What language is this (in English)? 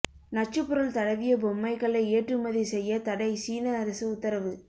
Tamil